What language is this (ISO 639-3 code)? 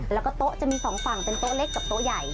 tha